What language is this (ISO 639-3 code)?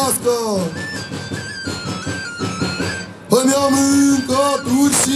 ron